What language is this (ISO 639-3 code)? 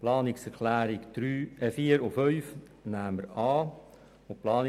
gsw